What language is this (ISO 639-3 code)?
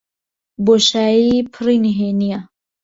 ckb